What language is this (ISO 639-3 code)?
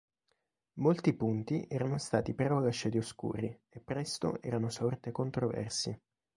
ita